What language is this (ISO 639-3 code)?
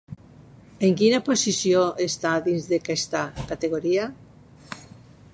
cat